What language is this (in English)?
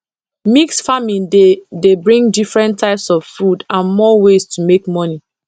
Nigerian Pidgin